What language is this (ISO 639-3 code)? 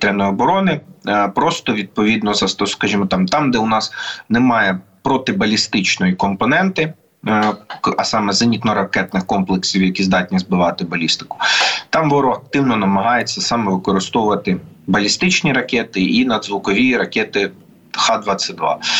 ukr